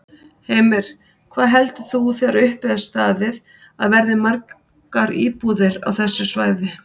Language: Icelandic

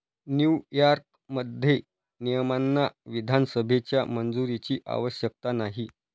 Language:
Marathi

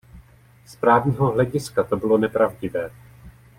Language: Czech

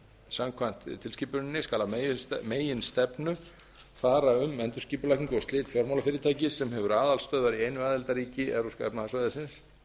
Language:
Icelandic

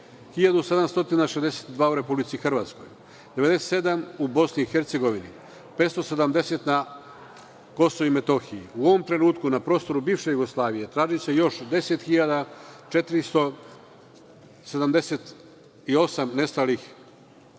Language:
Serbian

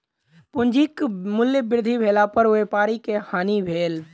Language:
Maithili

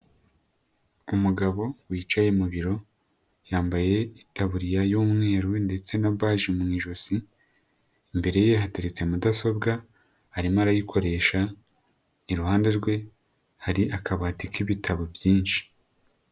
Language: Kinyarwanda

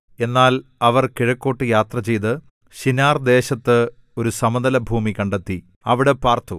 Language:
Malayalam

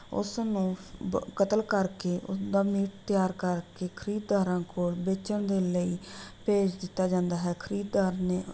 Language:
Punjabi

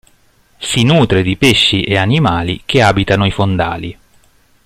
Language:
Italian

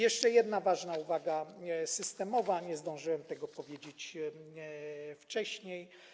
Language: Polish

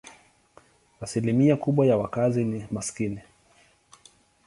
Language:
Swahili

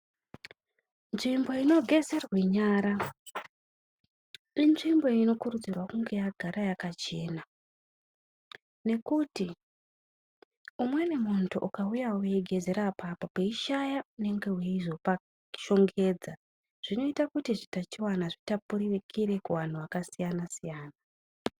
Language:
Ndau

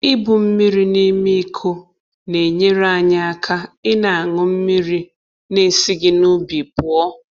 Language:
Igbo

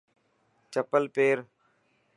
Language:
Dhatki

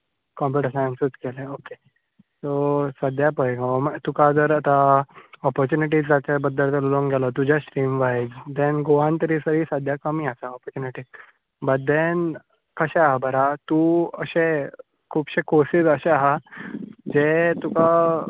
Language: Konkani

